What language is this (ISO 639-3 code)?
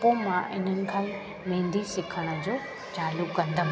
snd